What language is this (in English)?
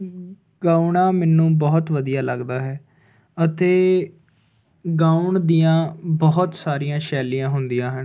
Punjabi